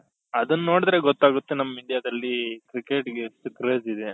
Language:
Kannada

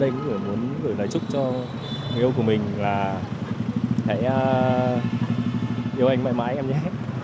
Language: Vietnamese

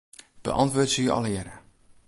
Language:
Western Frisian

